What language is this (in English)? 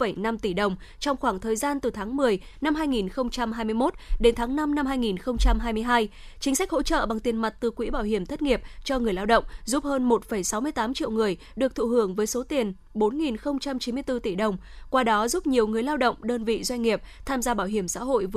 Vietnamese